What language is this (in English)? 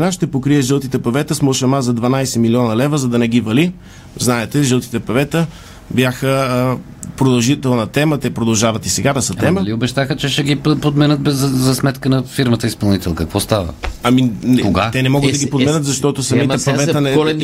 Bulgarian